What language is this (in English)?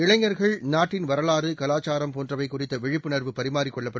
Tamil